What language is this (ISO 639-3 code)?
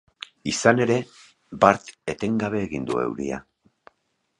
eus